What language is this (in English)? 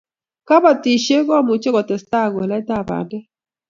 Kalenjin